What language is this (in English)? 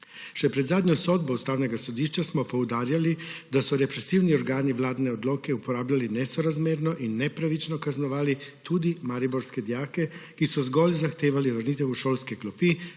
Slovenian